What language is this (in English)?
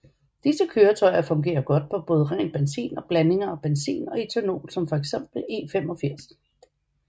Danish